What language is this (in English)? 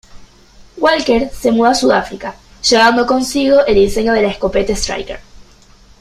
Spanish